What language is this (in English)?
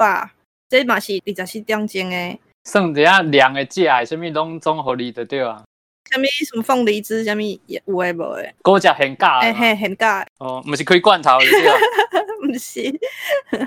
Chinese